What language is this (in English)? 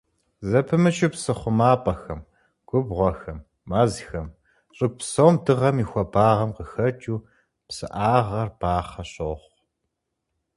Kabardian